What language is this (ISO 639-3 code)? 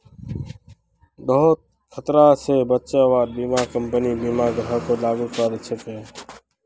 mag